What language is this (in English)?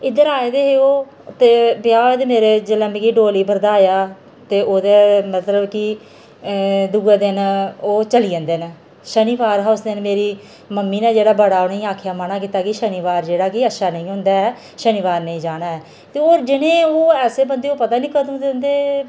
Dogri